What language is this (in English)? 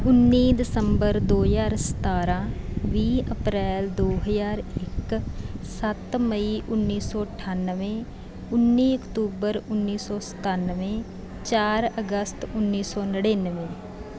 Punjabi